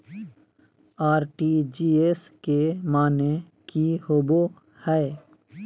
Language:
Magahi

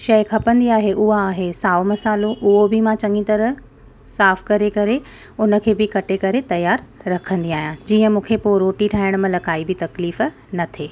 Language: Sindhi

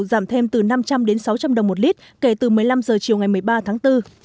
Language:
Vietnamese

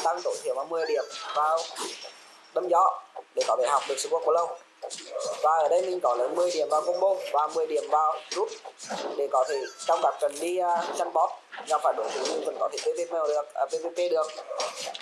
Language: Vietnamese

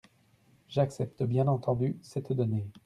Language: French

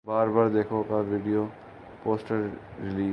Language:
Urdu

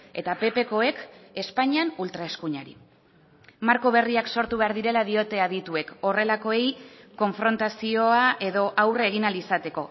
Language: Basque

